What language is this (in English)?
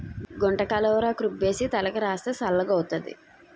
Telugu